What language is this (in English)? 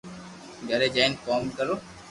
Loarki